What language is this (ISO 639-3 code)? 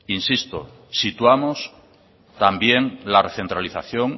spa